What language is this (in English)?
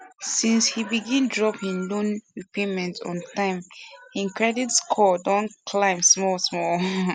Nigerian Pidgin